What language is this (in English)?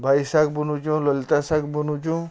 Odia